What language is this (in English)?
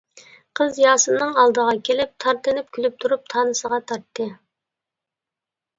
Uyghur